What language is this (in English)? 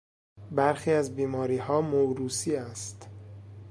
Persian